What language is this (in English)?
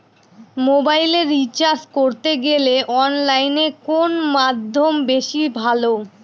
Bangla